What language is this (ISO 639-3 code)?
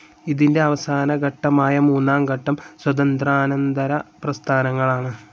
mal